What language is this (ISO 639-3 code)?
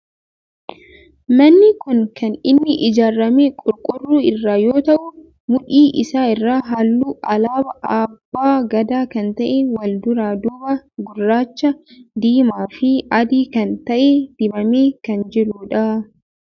orm